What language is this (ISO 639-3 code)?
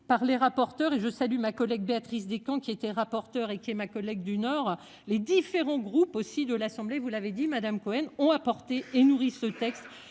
fra